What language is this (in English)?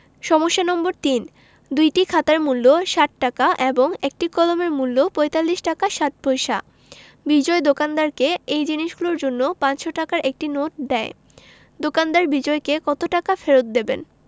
Bangla